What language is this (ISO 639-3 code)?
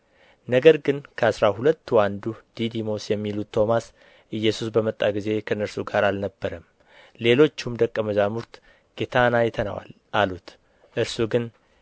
amh